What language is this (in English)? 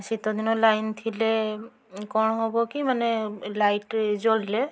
Odia